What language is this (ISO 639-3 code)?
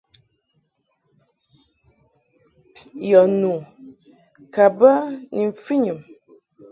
mhk